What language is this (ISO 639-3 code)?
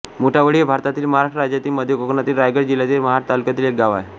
mar